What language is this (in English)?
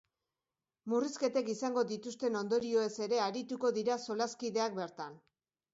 Basque